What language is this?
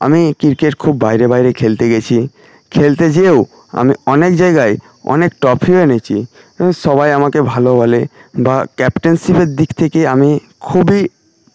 Bangla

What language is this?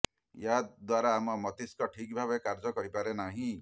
Odia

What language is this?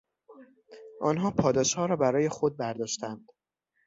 Persian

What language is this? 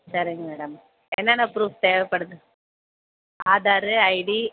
Tamil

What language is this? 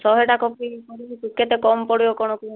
Odia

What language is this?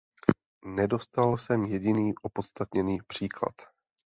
Czech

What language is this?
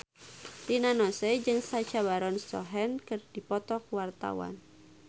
Sundanese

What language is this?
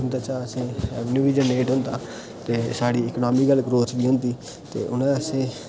Dogri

